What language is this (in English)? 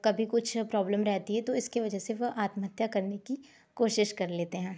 Hindi